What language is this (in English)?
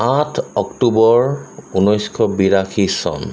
Assamese